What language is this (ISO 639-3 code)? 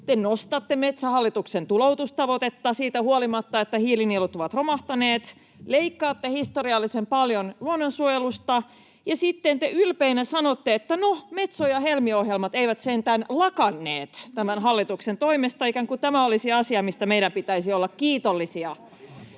fin